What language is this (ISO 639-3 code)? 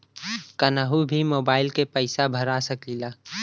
bho